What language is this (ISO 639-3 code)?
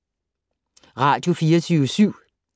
dan